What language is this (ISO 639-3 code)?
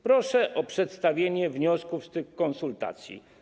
pol